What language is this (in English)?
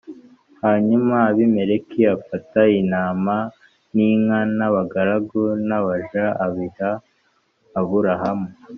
Kinyarwanda